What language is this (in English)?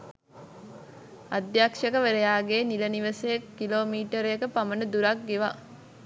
Sinhala